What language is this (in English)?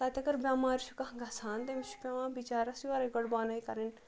Kashmiri